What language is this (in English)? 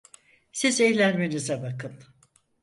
Turkish